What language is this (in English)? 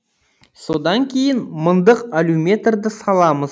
Kazakh